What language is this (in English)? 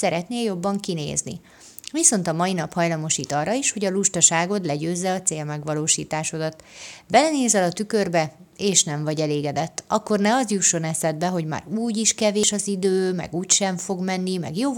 Hungarian